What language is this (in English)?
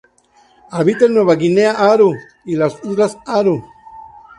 Spanish